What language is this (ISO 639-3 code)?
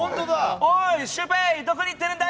jpn